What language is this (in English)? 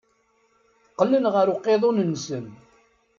Kabyle